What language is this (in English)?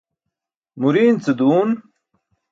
Burushaski